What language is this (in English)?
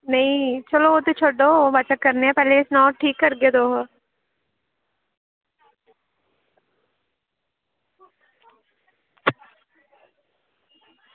Dogri